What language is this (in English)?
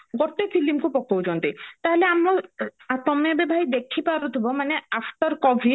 Odia